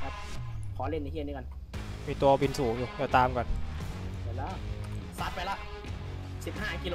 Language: Thai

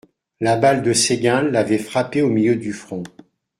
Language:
French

